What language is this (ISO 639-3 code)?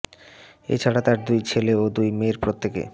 ben